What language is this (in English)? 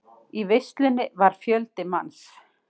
Icelandic